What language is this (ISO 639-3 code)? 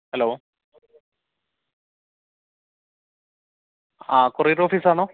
mal